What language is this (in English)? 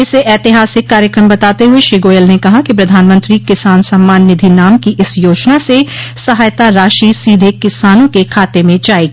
Hindi